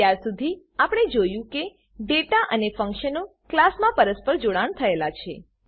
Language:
Gujarati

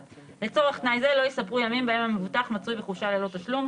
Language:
Hebrew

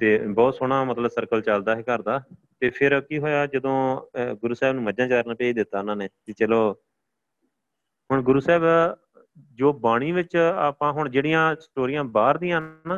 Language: Punjabi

